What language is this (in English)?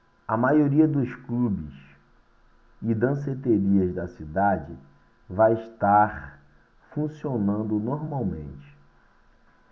Portuguese